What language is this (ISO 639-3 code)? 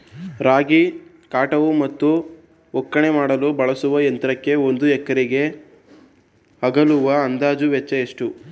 kan